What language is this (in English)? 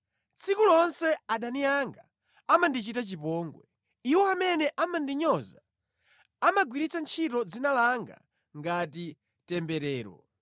Nyanja